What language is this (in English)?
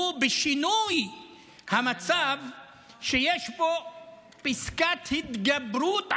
Hebrew